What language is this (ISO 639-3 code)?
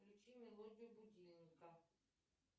rus